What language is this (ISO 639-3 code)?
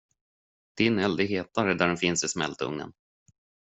swe